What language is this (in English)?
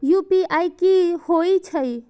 Maithili